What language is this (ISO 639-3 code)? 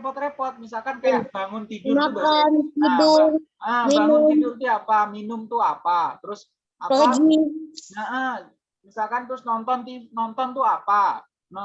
ind